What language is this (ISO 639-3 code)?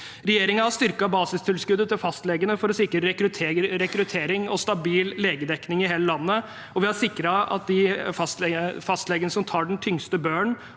nor